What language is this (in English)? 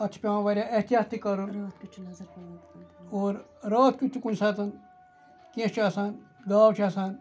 Kashmiri